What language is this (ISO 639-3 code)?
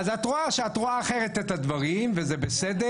heb